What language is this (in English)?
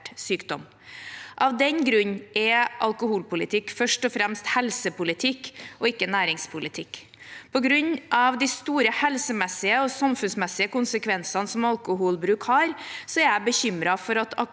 Norwegian